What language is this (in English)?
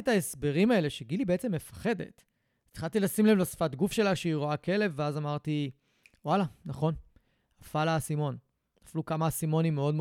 Hebrew